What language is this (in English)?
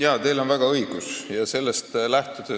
Estonian